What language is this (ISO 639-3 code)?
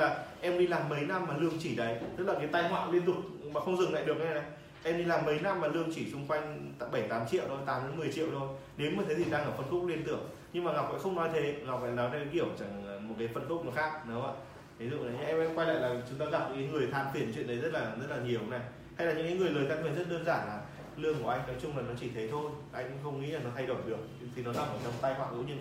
vie